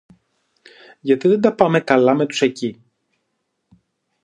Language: Greek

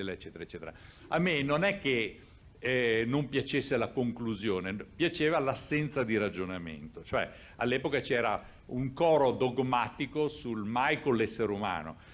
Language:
Italian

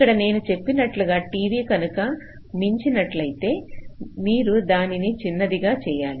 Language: Telugu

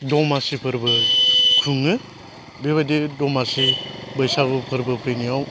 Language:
Bodo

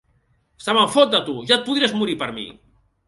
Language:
Catalan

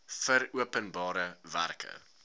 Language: Afrikaans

